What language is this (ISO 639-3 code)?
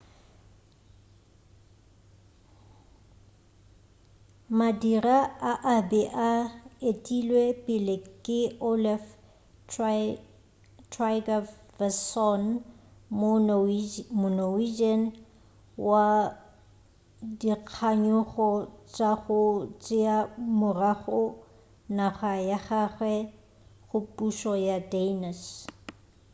nso